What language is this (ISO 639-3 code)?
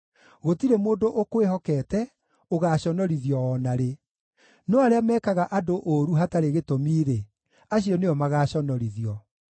kik